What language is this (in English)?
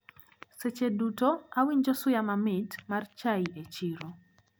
Luo (Kenya and Tanzania)